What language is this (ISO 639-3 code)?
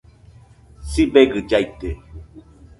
hux